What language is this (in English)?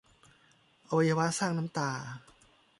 Thai